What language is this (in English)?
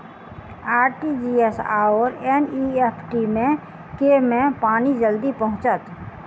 Maithili